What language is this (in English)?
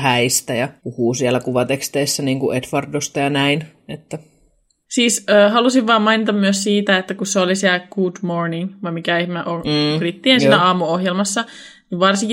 Finnish